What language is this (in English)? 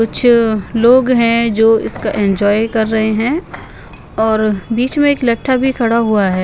Hindi